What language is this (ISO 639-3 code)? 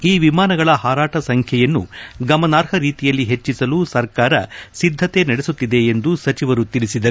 kan